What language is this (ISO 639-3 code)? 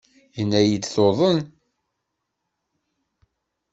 kab